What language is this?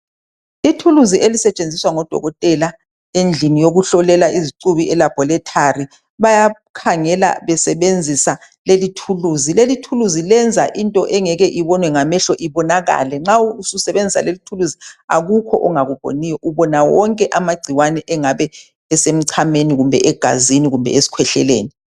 North Ndebele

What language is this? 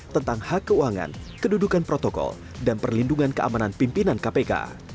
Indonesian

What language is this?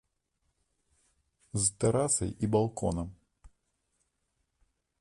Belarusian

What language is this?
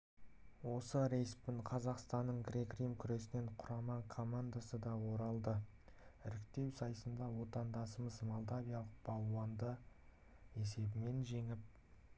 Kazakh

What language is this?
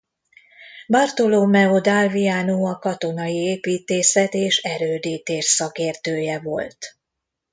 Hungarian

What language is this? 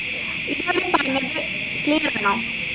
Malayalam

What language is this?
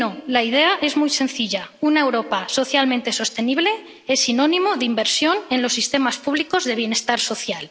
Spanish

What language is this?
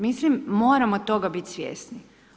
Croatian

